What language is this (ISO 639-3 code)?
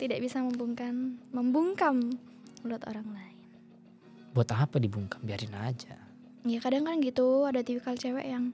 ind